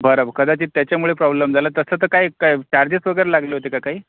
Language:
Marathi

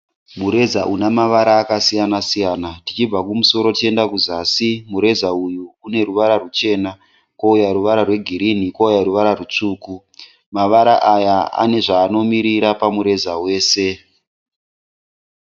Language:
Shona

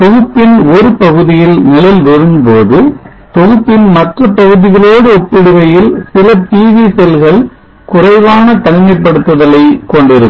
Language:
Tamil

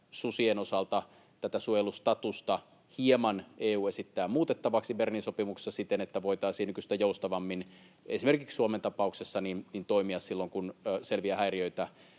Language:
Finnish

